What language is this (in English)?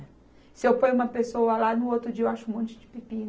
Portuguese